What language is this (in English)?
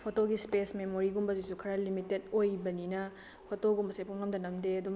Manipuri